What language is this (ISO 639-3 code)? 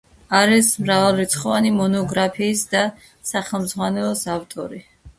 kat